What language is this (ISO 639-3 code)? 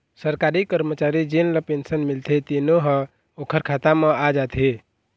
hne